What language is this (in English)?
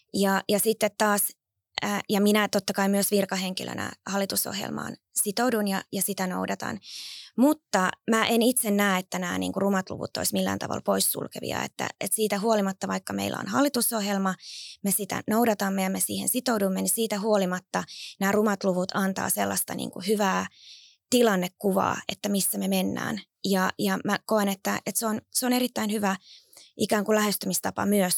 Finnish